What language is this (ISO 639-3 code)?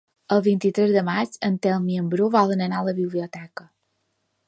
cat